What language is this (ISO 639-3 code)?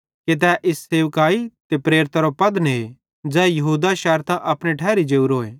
bhd